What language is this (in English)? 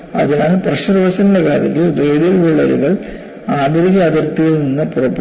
Malayalam